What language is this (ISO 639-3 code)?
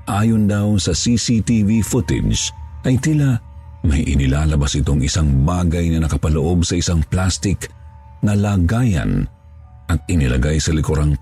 fil